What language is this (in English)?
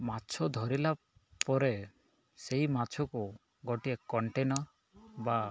Odia